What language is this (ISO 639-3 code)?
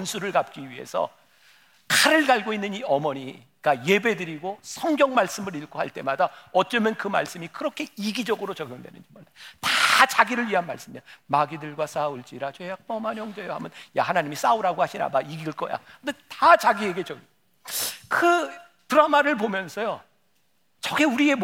kor